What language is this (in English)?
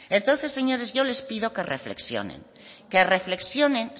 Spanish